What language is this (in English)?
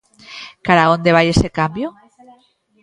Galician